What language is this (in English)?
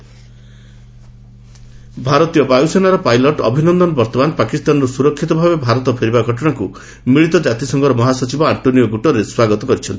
Odia